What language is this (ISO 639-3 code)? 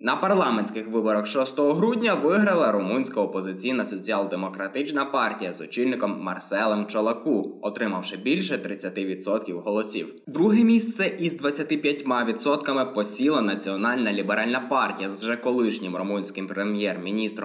ukr